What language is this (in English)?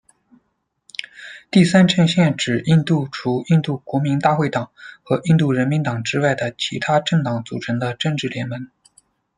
Chinese